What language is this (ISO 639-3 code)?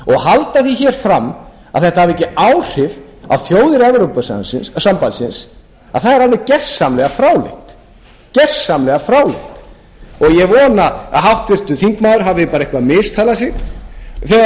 isl